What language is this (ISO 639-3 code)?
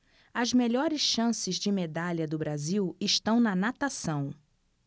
por